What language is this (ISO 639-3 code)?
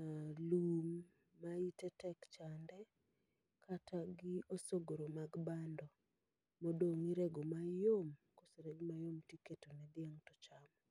luo